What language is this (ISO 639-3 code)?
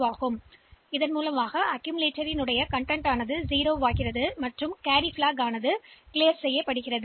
tam